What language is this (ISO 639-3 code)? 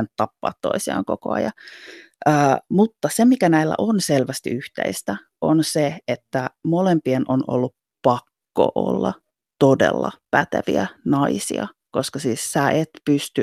fin